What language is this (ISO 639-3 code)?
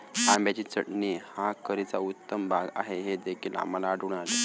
mar